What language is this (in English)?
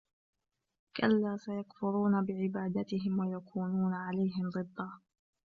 Arabic